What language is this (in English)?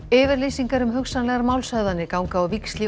Icelandic